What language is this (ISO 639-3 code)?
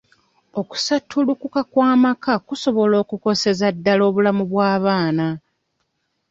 lug